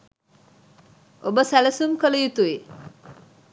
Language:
Sinhala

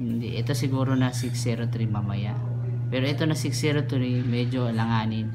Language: Filipino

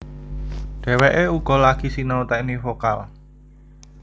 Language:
Javanese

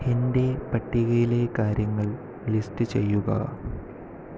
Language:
Malayalam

